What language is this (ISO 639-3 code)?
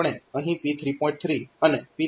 guj